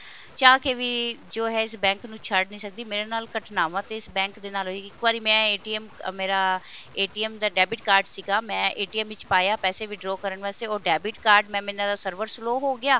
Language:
Punjabi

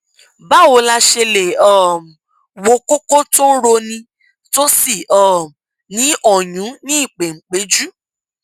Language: Yoruba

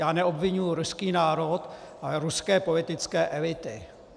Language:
Czech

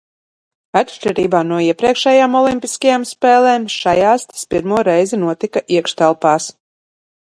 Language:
Latvian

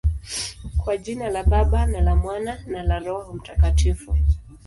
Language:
Swahili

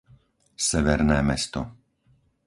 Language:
Slovak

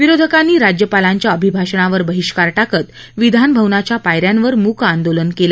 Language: Marathi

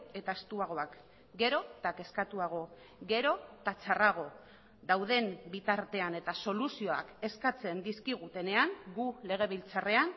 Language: Basque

